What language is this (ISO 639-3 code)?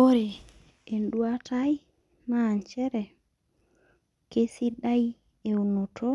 mas